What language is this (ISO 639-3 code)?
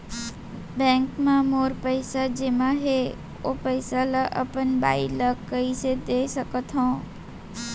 hne